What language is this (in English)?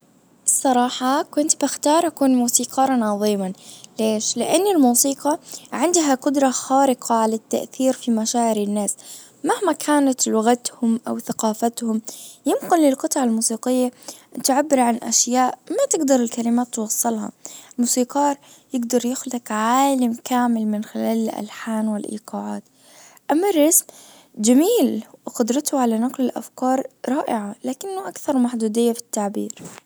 Najdi Arabic